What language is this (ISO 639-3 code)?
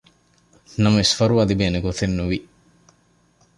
div